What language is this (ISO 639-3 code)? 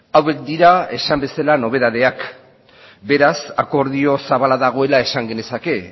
eus